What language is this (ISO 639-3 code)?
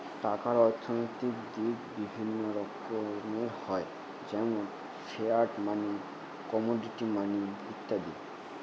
ben